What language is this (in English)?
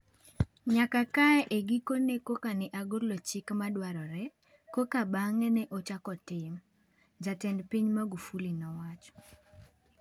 Luo (Kenya and Tanzania)